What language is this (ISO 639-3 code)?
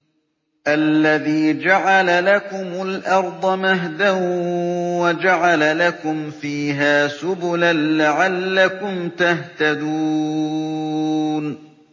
ara